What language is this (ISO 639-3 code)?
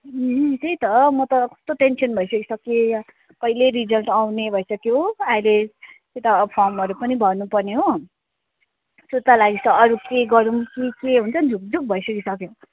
nep